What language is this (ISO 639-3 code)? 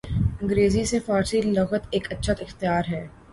urd